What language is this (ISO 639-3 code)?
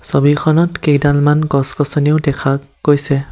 asm